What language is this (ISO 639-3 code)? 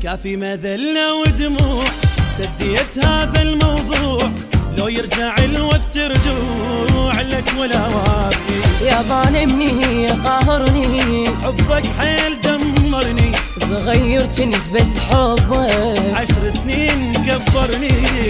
ara